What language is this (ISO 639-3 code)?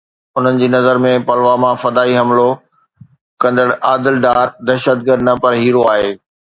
snd